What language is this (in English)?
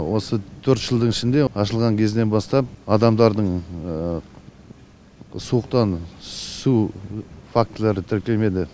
Kazakh